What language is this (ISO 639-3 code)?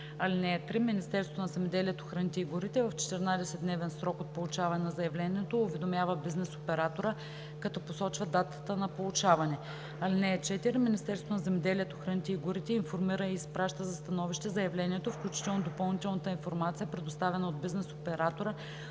bul